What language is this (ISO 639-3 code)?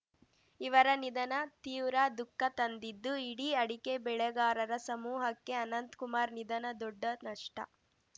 kan